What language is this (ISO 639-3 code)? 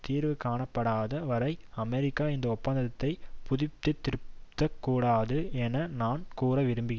tam